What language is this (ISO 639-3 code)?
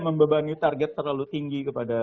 ind